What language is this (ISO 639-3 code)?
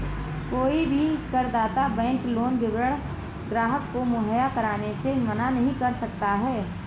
hin